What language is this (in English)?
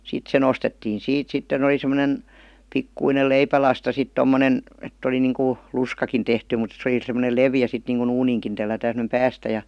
Finnish